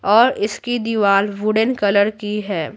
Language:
Hindi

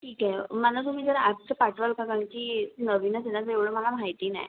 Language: Marathi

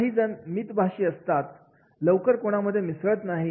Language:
Marathi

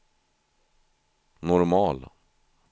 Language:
Swedish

